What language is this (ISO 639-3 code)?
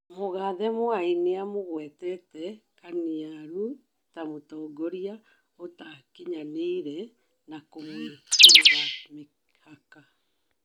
kik